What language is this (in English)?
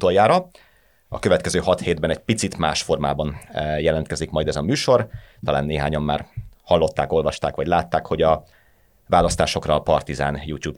Hungarian